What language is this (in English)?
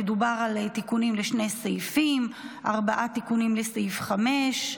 Hebrew